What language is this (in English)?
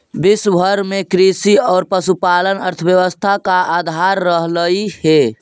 Magahi